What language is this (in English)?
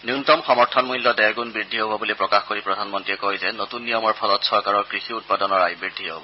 Assamese